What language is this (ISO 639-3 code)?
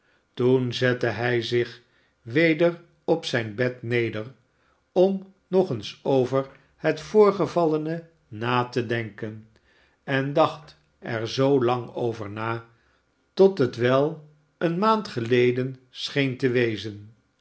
nld